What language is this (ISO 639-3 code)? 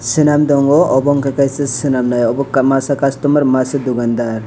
trp